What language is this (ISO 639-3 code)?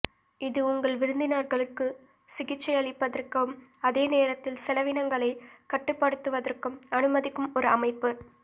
tam